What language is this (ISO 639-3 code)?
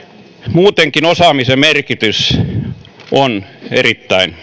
fin